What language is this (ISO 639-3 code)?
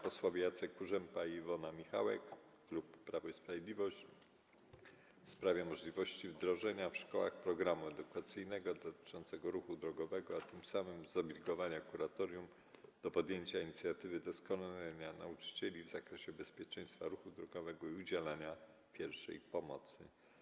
pol